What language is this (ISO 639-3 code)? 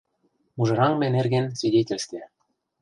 chm